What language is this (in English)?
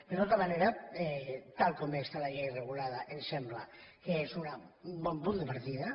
Catalan